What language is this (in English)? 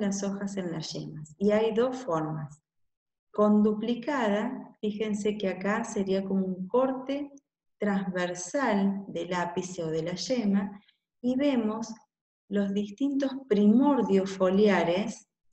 Spanish